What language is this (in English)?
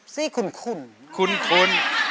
Thai